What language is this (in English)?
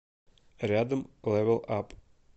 Russian